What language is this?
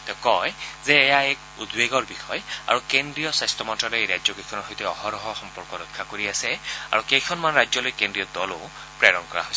Assamese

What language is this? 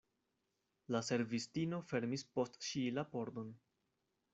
Esperanto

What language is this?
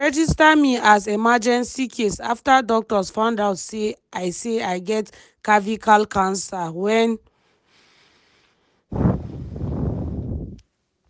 Nigerian Pidgin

